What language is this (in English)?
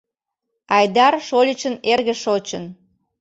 Mari